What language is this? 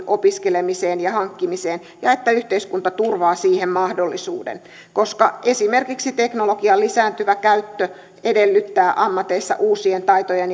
Finnish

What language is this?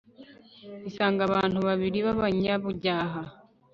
Kinyarwanda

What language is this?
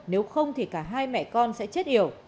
Vietnamese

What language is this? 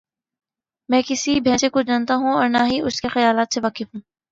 Urdu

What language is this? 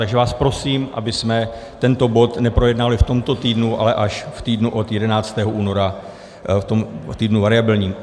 Czech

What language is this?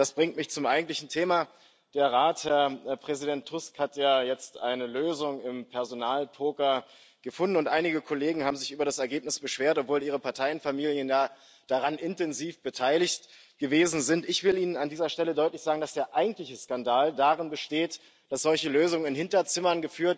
German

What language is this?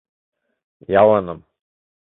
Mari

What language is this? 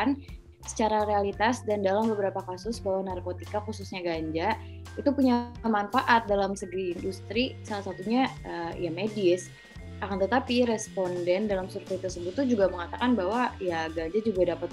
Indonesian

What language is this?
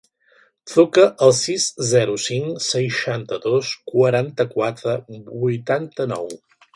Catalan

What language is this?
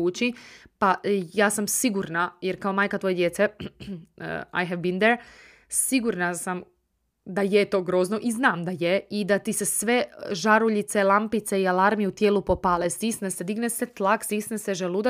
Croatian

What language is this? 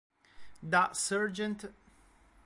Italian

